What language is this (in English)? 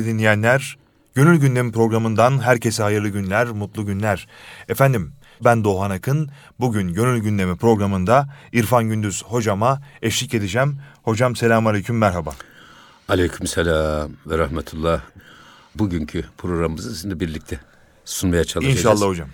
Turkish